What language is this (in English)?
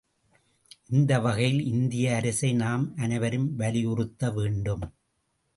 Tamil